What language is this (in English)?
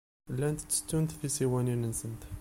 Kabyle